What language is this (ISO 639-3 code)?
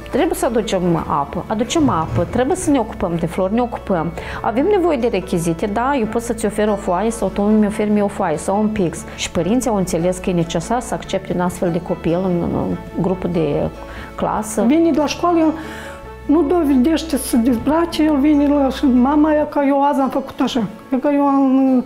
ron